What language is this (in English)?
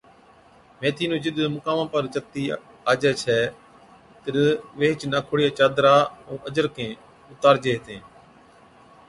Od